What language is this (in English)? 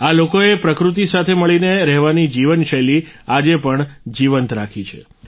Gujarati